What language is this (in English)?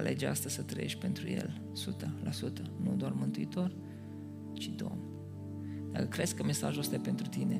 Romanian